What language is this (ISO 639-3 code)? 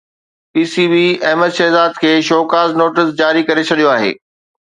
snd